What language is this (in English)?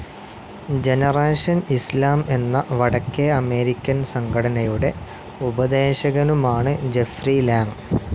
Malayalam